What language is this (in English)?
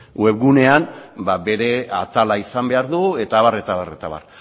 Basque